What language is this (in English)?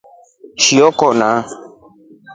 Rombo